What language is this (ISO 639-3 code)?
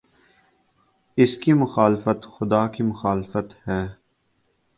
urd